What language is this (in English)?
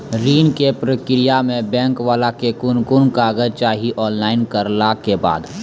Maithili